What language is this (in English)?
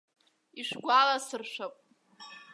Abkhazian